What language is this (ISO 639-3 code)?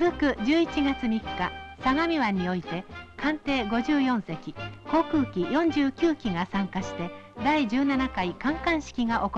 jpn